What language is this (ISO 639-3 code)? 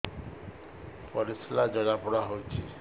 ori